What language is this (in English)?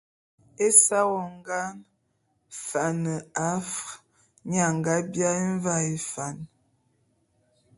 Bulu